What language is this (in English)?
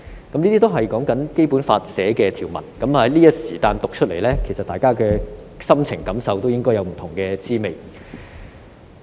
Cantonese